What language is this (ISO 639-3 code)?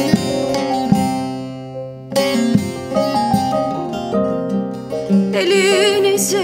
tur